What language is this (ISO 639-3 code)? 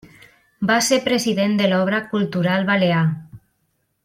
cat